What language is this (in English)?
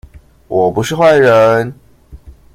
Chinese